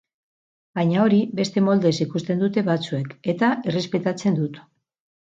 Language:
Basque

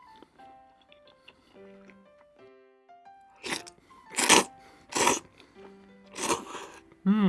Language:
Japanese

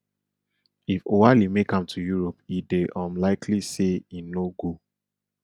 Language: Nigerian Pidgin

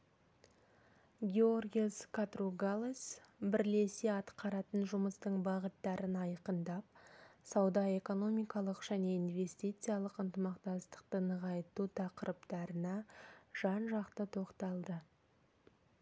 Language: Kazakh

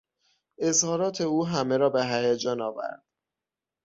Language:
Persian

